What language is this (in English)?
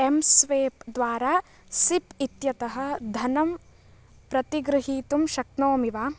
Sanskrit